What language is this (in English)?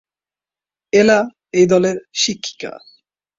Bangla